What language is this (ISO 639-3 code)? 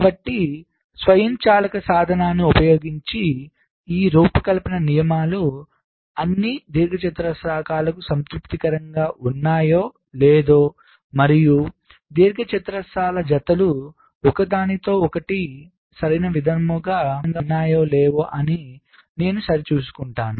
tel